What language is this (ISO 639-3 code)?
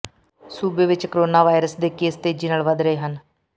pan